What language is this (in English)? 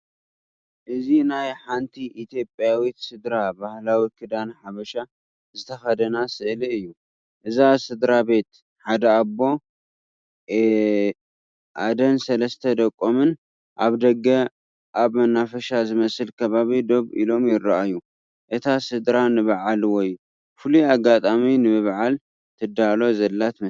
Tigrinya